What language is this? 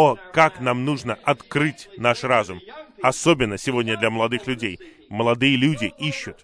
Russian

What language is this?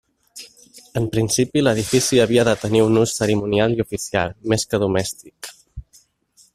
Catalan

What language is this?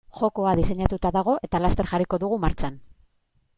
Basque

